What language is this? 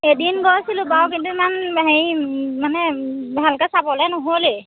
Assamese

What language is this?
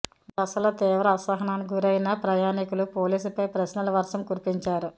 Telugu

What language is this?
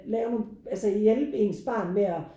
Danish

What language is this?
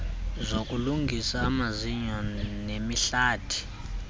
Xhosa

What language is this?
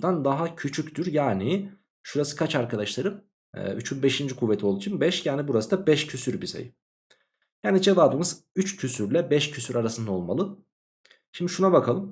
Turkish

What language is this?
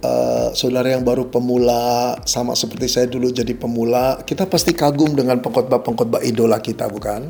Indonesian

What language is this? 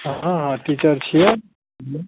Maithili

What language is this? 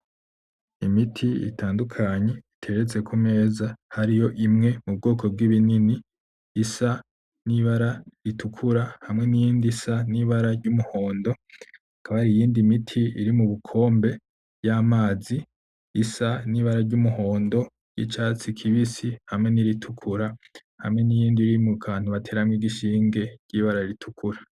Rundi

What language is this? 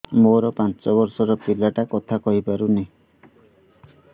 Odia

